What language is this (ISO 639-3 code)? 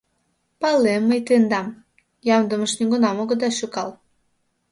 chm